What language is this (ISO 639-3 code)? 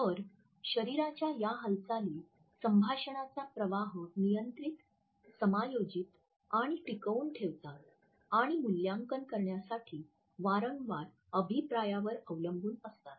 mar